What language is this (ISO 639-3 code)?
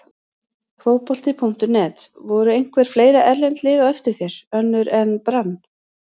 isl